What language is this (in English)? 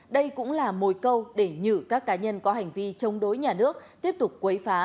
Vietnamese